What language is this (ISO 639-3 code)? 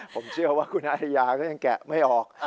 tha